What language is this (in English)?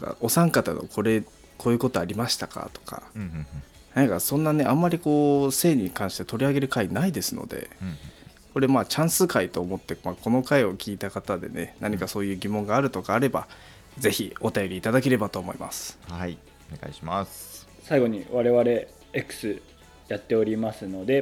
Japanese